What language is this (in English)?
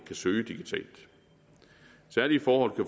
Danish